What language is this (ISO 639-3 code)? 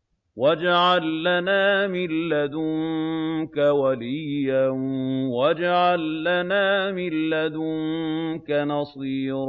ara